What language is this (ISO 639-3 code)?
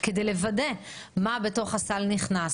heb